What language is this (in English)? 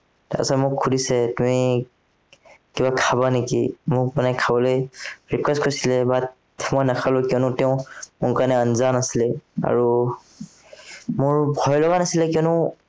Assamese